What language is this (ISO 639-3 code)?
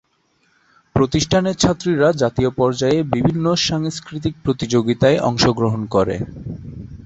ben